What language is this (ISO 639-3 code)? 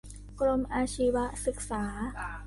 tha